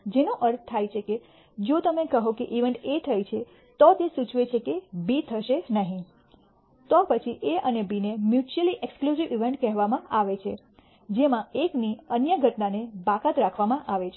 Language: Gujarati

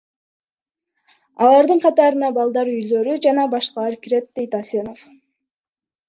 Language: Kyrgyz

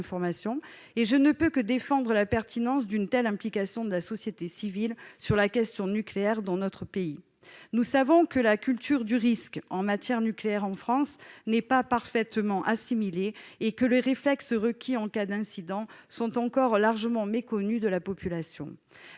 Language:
French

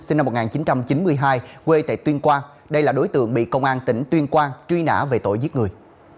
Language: Vietnamese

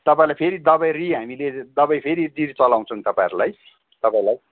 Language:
Nepali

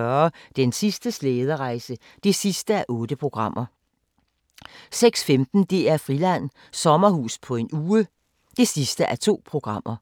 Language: Danish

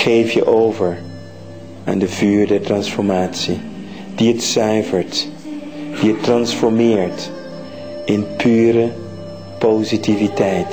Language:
Dutch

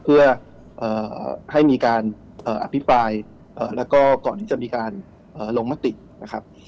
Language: Thai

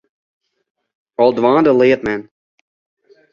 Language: Western Frisian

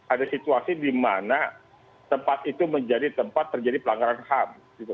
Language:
Indonesian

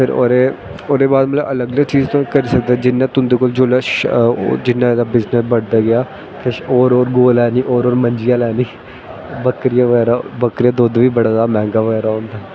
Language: Dogri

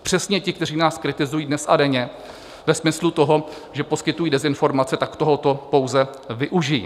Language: Czech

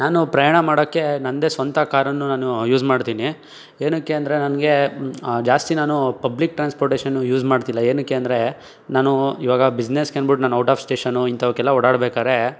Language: Kannada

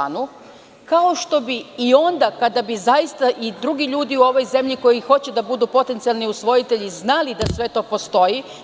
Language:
Serbian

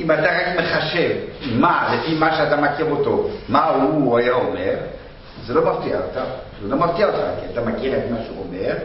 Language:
Hebrew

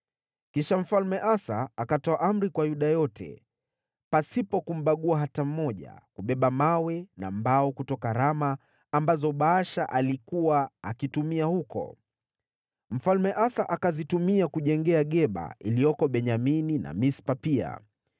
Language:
Swahili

